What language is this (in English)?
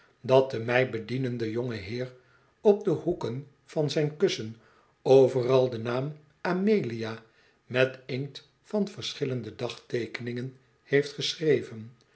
Dutch